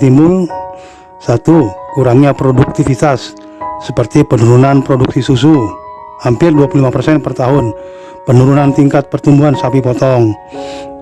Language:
Indonesian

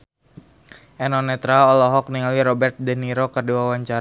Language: Sundanese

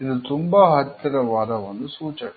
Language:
Kannada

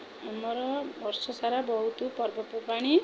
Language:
Odia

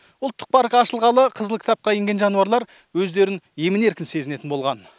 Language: Kazakh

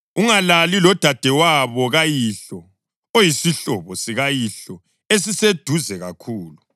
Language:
North Ndebele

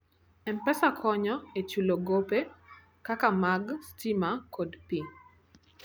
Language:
Luo (Kenya and Tanzania)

